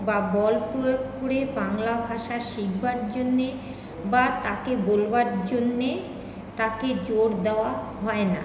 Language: Bangla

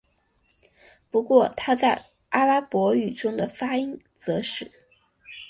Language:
Chinese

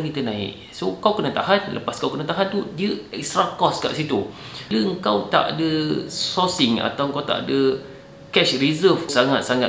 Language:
Malay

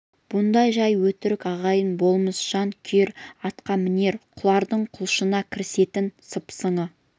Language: Kazakh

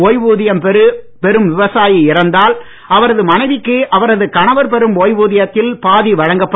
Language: Tamil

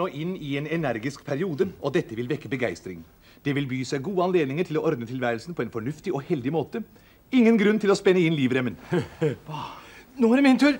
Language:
Norwegian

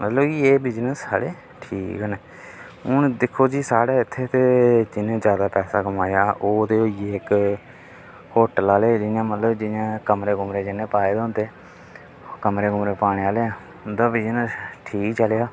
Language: Dogri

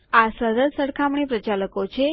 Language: Gujarati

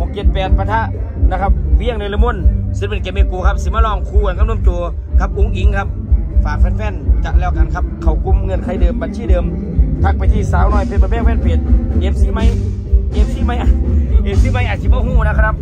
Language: Thai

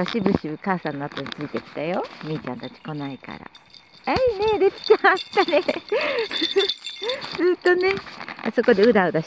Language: Japanese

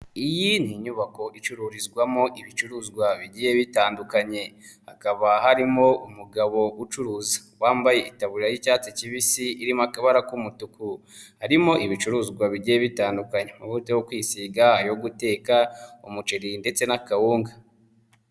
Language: Kinyarwanda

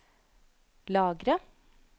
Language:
Norwegian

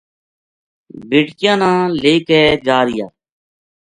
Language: Gujari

